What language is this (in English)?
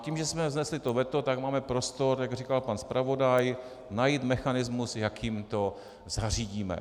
Czech